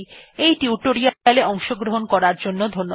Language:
Bangla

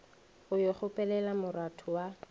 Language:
Northern Sotho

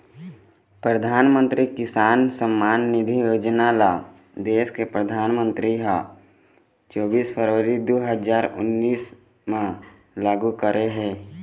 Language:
Chhattisgarhi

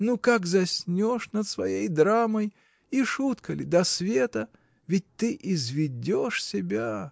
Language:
Russian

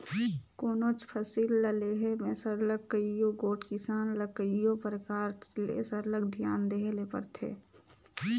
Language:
Chhattisgarhi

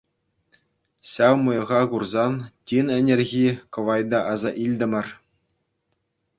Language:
Chuvash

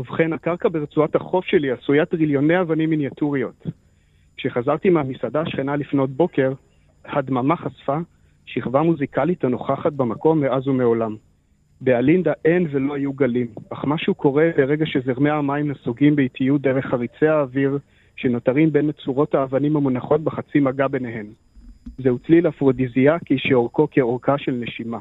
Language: Hebrew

